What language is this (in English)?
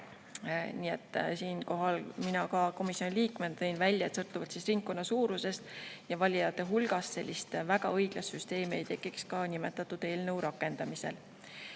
Estonian